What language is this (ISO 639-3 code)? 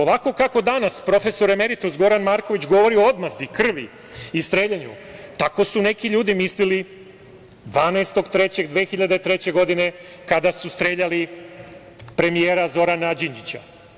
srp